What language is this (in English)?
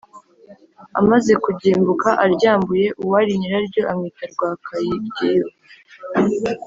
Kinyarwanda